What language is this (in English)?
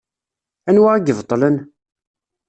Kabyle